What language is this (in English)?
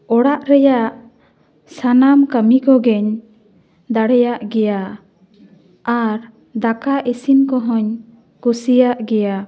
Santali